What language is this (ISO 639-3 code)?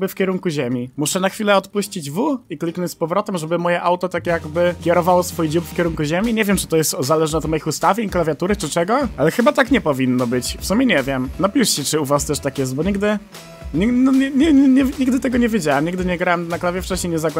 pol